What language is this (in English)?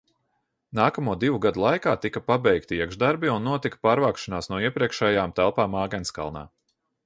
Latvian